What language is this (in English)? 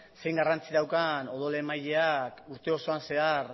Basque